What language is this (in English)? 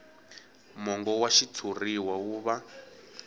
Tsonga